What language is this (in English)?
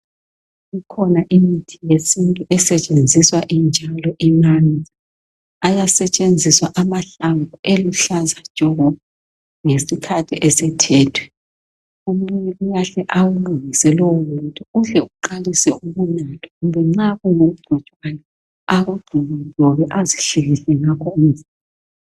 North Ndebele